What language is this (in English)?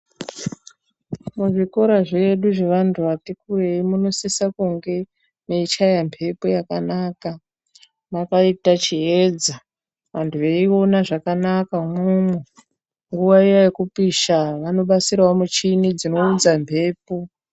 Ndau